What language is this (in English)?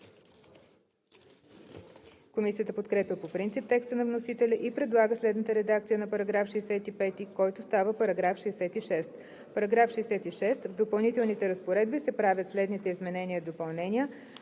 Bulgarian